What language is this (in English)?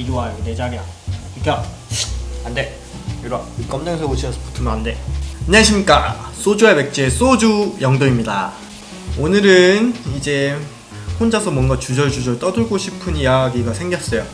Korean